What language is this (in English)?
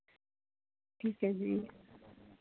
Punjabi